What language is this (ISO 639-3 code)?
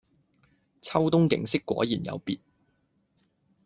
yue